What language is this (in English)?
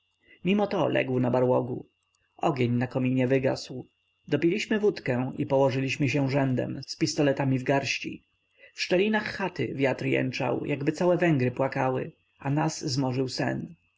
Polish